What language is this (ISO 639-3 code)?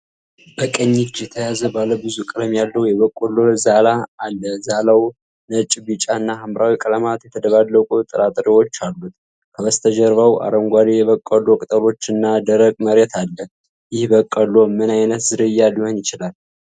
amh